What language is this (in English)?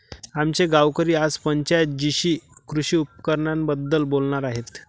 Marathi